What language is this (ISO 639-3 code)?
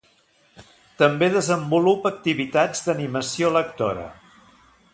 cat